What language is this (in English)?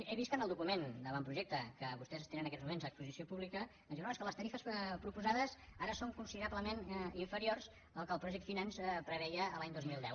Catalan